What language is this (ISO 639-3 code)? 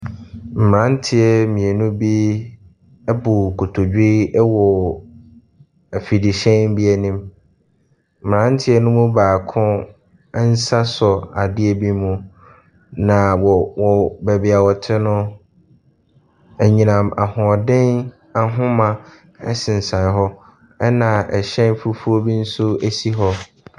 aka